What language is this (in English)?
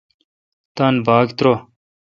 Kalkoti